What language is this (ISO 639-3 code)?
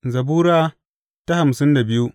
hau